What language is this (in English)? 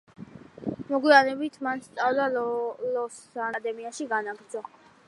Georgian